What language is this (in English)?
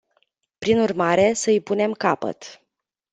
Romanian